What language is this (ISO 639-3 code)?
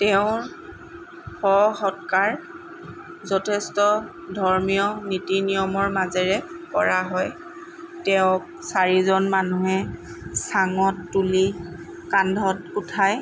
asm